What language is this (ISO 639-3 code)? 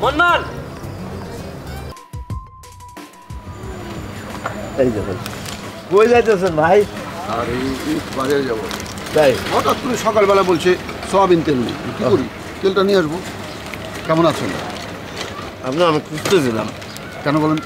ron